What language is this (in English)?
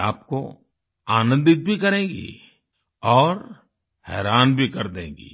Hindi